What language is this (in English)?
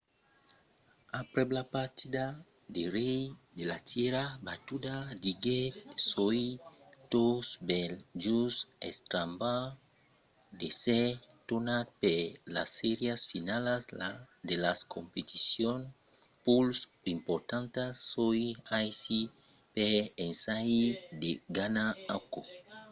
Occitan